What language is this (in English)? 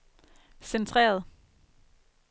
Danish